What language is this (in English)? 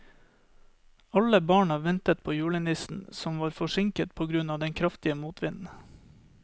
Norwegian